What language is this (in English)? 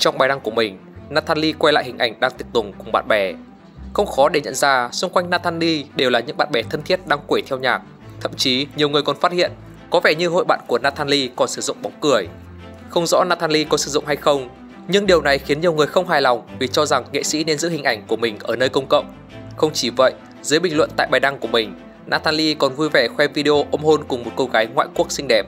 Vietnamese